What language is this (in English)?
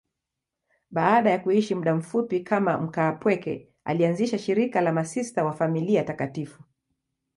Swahili